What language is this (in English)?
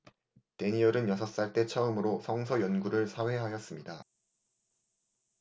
Korean